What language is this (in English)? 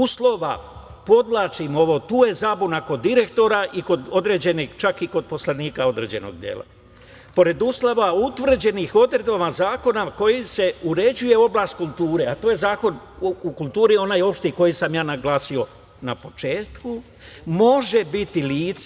Serbian